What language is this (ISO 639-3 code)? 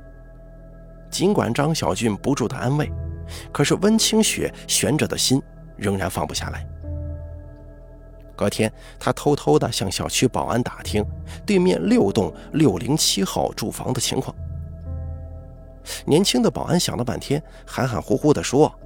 zho